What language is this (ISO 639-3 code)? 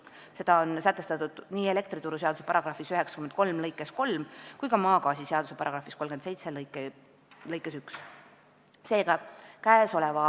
est